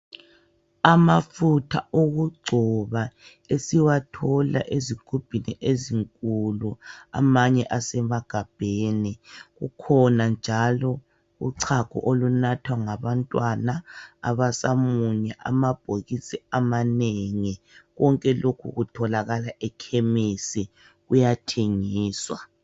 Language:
North Ndebele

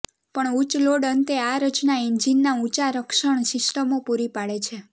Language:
Gujarati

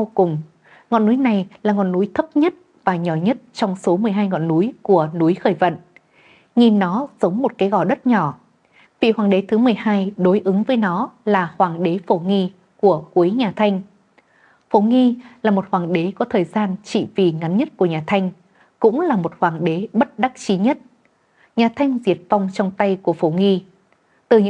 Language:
Vietnamese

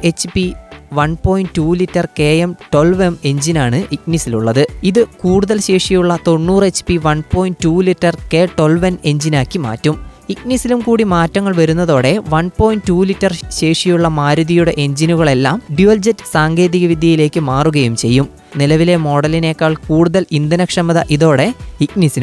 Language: Malayalam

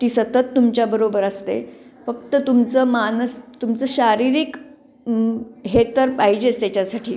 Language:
Marathi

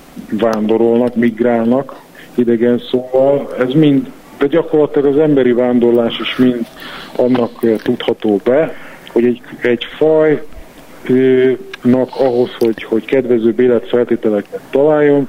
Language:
Hungarian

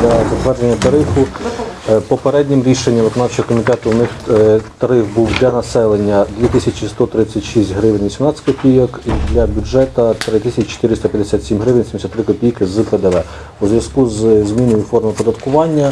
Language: Ukrainian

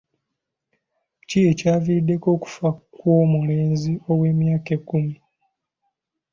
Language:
Ganda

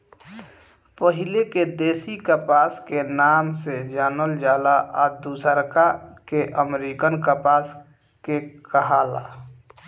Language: Bhojpuri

